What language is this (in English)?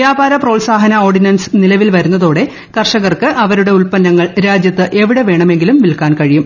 Malayalam